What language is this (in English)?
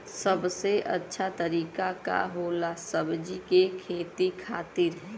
Bhojpuri